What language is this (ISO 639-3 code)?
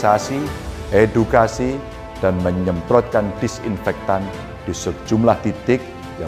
ind